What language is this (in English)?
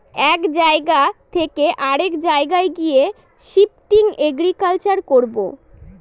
Bangla